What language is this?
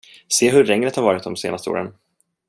Swedish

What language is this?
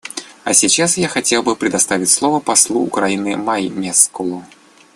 Russian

